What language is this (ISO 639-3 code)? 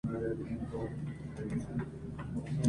spa